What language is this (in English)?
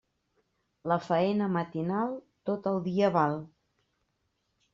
Catalan